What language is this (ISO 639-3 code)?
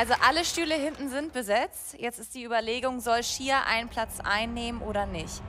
deu